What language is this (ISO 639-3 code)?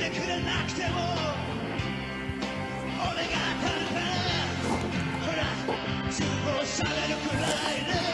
jpn